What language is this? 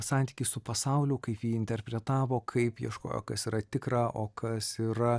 Lithuanian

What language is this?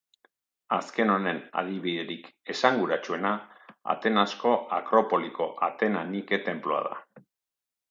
Basque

